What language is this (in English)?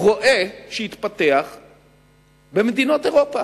Hebrew